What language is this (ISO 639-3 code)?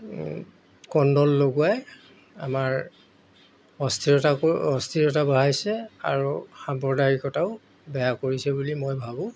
asm